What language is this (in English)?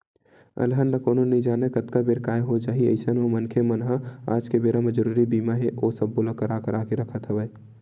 Chhattisgarhi